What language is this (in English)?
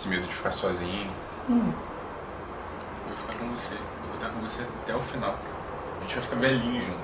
Portuguese